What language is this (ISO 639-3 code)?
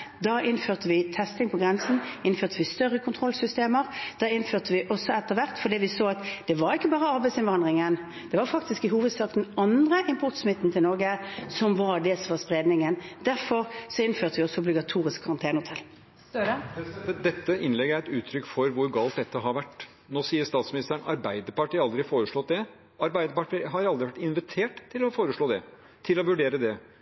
nor